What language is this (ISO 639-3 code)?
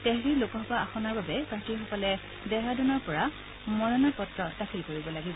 asm